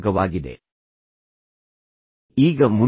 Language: Kannada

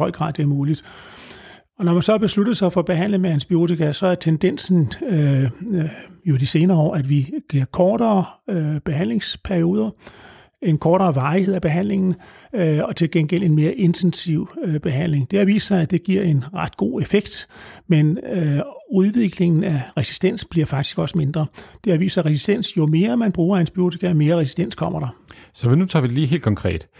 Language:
Danish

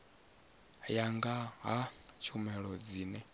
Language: Venda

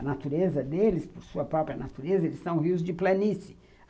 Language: Portuguese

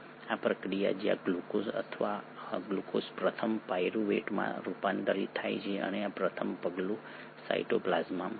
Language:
Gujarati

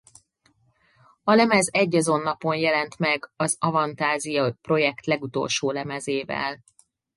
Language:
Hungarian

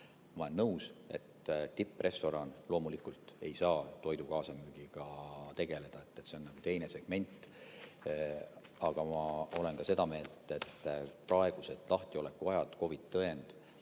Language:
Estonian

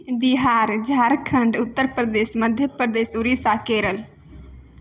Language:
Maithili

